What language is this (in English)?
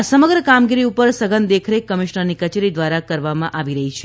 Gujarati